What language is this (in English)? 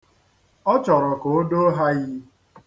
Igbo